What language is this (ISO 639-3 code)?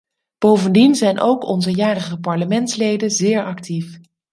nld